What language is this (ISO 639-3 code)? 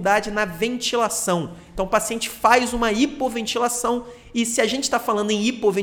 por